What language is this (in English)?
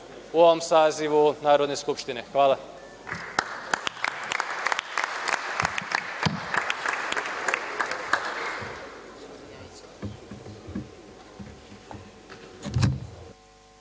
Serbian